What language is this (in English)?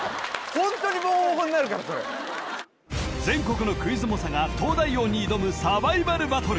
Japanese